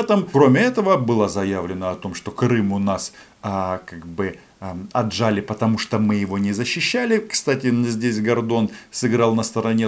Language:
Russian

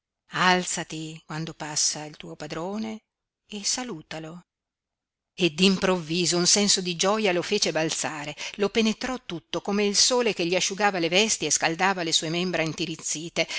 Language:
Italian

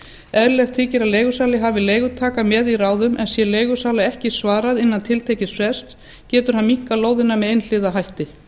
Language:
Icelandic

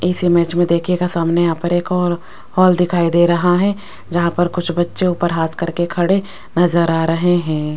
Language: Hindi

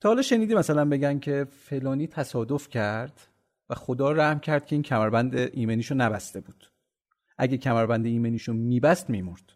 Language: Persian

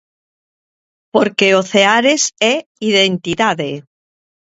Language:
Galician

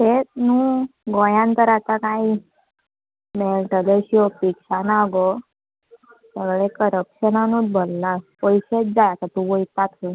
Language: Konkani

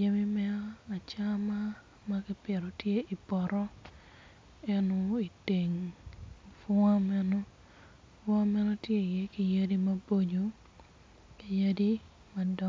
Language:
Acoli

